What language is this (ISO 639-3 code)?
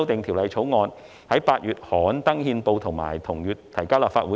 yue